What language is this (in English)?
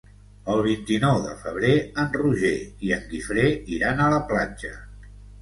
Catalan